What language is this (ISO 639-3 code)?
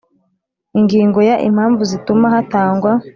kin